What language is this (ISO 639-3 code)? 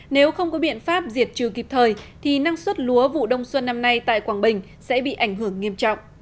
vie